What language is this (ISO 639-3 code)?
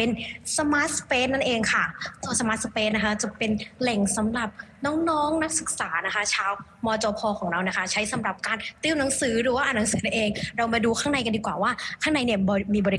tha